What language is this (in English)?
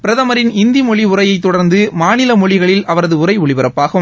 Tamil